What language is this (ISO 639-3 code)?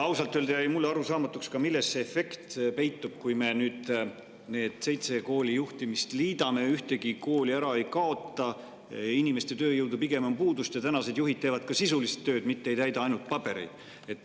est